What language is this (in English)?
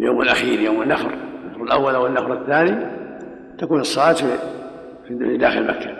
Arabic